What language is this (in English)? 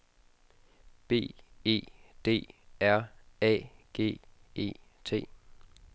Danish